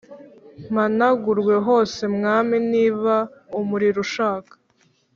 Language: Kinyarwanda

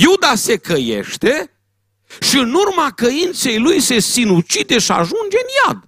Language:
Romanian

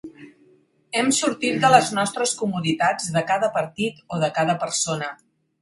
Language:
Catalan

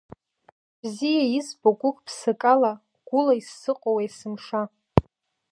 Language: Abkhazian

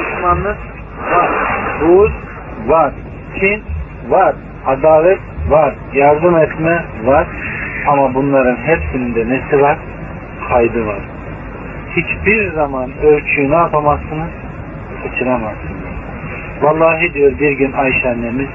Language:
Turkish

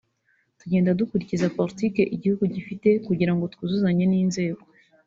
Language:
Kinyarwanda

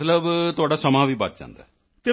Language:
Punjabi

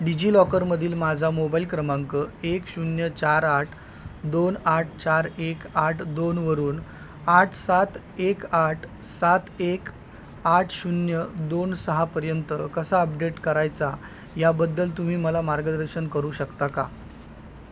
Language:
Marathi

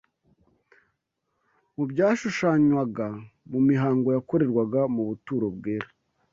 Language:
Kinyarwanda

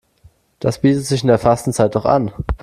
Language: German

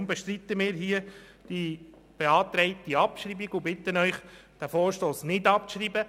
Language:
Swiss German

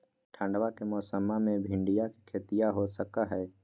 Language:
Magahi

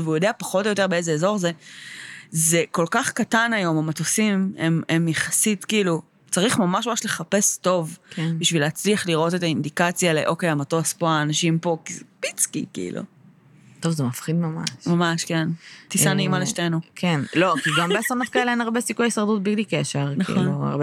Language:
Hebrew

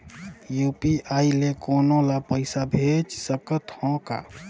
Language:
Chhattisgarhi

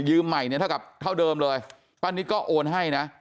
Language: Thai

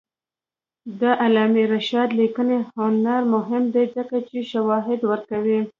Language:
Pashto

